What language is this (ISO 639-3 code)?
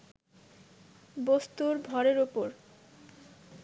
ben